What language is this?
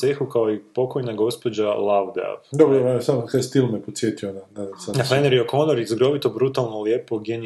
Croatian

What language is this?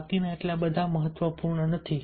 Gujarati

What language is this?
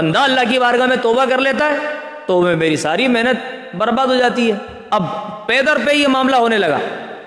Urdu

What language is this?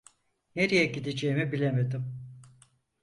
Turkish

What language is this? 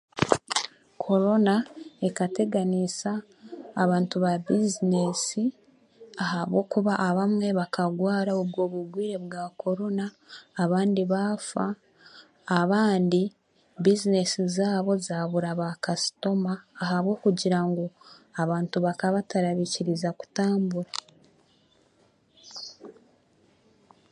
Chiga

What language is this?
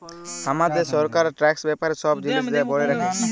Bangla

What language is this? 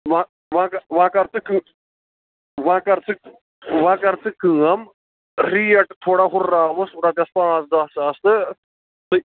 Kashmiri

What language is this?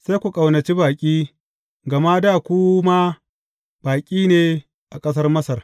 Hausa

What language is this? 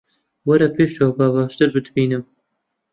Central Kurdish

